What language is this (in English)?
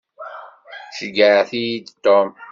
Kabyle